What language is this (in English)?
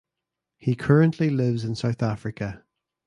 English